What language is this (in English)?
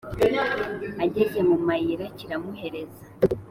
Kinyarwanda